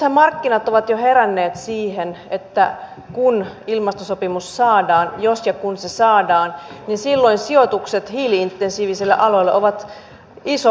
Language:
Finnish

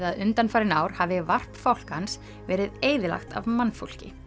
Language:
Icelandic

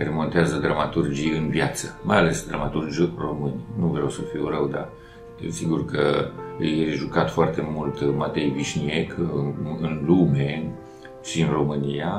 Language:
Romanian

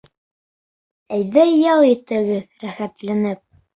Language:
Bashkir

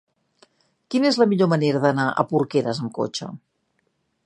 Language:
Catalan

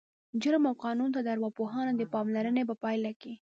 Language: Pashto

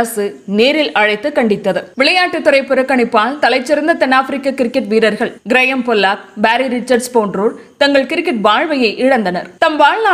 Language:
Tamil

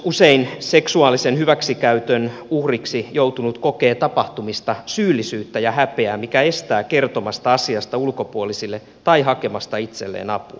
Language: Finnish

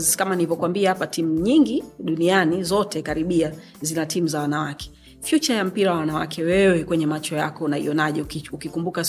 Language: Swahili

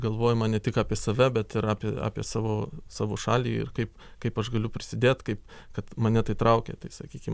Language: Lithuanian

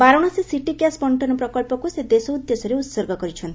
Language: Odia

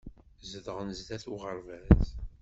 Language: Kabyle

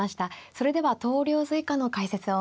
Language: Japanese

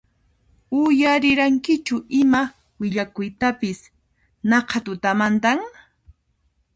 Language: Puno Quechua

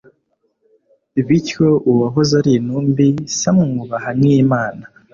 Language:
Kinyarwanda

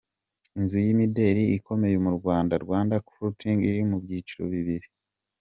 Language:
Kinyarwanda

